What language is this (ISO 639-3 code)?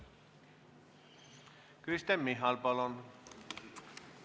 est